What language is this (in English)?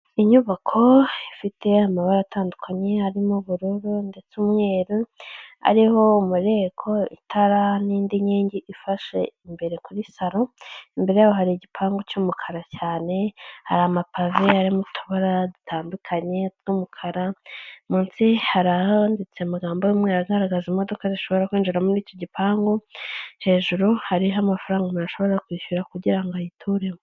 Kinyarwanda